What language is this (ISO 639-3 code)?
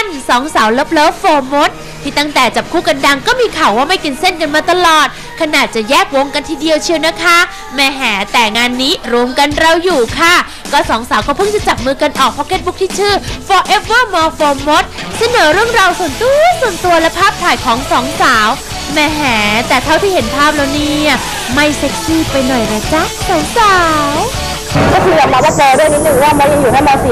tha